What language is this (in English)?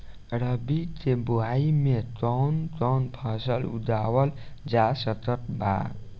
Bhojpuri